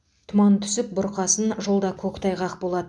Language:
Kazakh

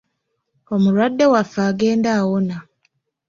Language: Ganda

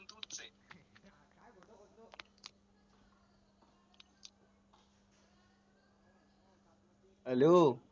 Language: Marathi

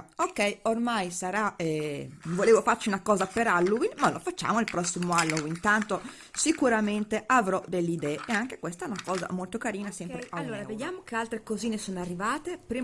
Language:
Italian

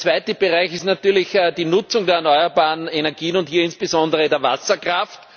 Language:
German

